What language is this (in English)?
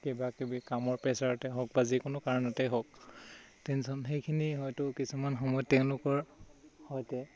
Assamese